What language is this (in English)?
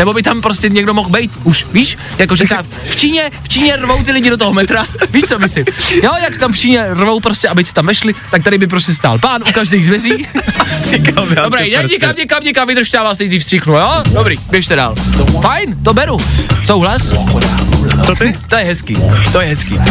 Czech